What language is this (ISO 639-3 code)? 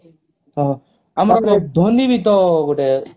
ori